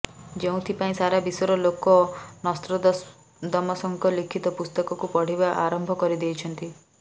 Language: Odia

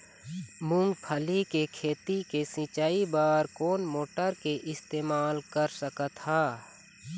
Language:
Chhattisgarhi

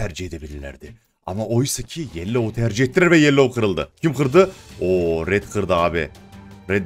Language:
Turkish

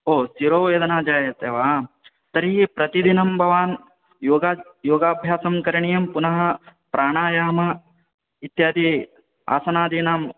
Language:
Sanskrit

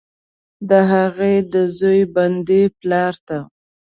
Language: Pashto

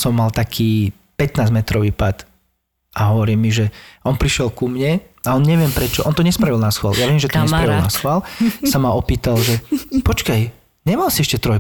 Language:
Slovak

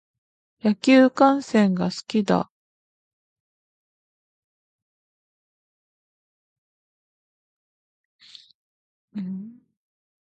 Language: Japanese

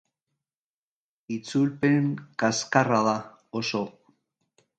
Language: Basque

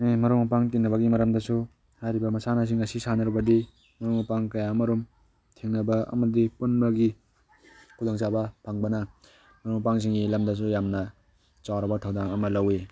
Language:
Manipuri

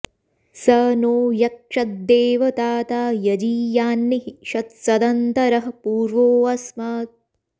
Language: Sanskrit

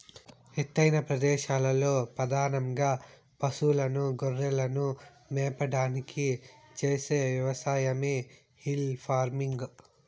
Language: Telugu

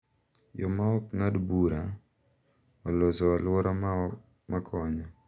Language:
Luo (Kenya and Tanzania)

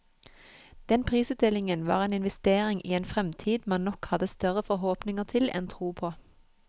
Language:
Norwegian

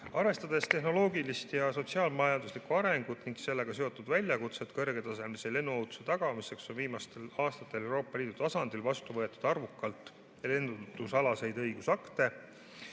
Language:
Estonian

